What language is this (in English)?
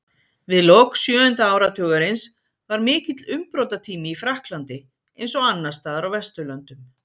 Icelandic